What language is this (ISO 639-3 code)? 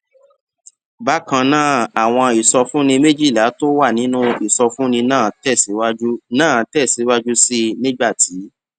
yor